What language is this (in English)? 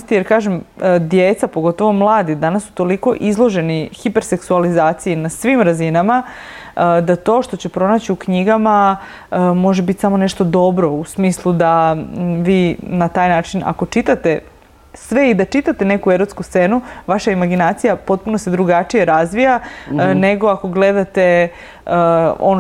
Croatian